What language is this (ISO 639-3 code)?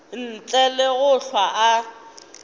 nso